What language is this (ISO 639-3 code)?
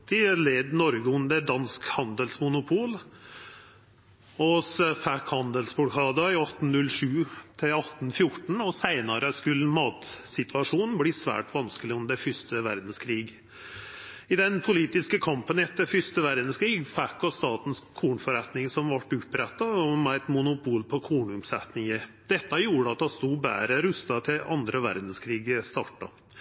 nno